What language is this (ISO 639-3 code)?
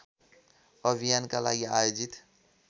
nep